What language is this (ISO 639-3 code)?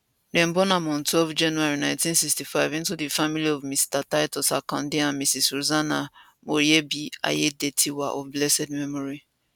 pcm